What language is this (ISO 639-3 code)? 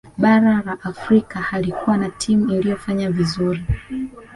swa